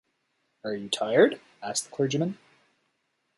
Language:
English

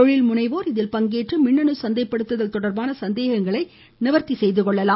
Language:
Tamil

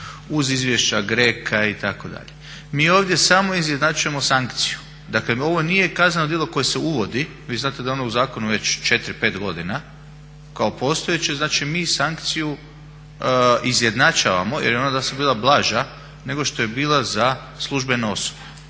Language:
Croatian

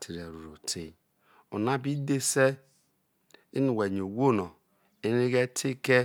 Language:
Isoko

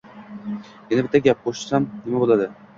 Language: Uzbek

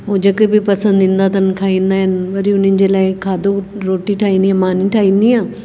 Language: Sindhi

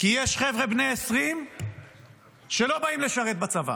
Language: Hebrew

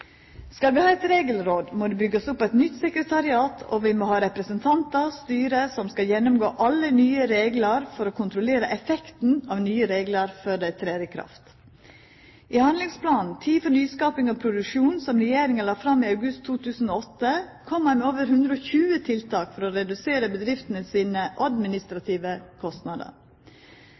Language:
Norwegian Nynorsk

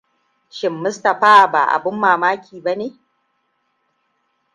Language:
Hausa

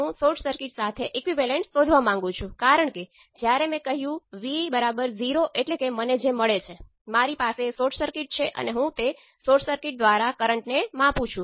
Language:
Gujarati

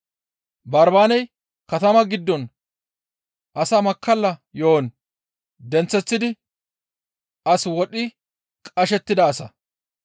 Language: Gamo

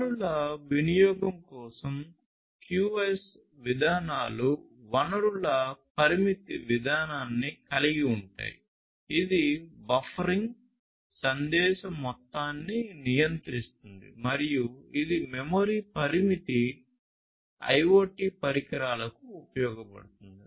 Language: Telugu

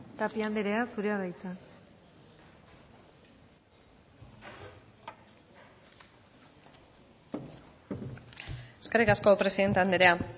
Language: Basque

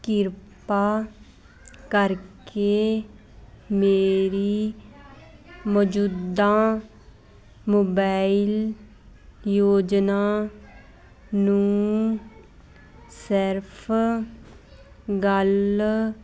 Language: Punjabi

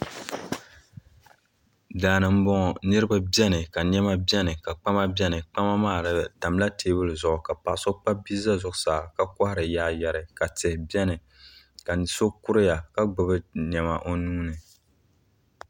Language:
Dagbani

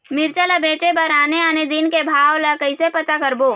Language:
Chhattisgarhi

